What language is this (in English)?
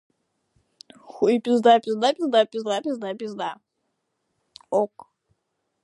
Russian